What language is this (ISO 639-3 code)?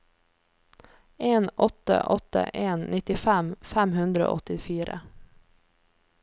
nor